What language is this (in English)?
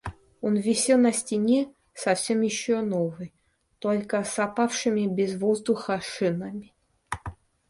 Russian